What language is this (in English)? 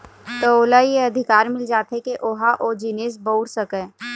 Chhattisgarhi